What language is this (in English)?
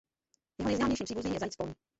Czech